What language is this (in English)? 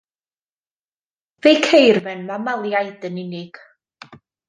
Welsh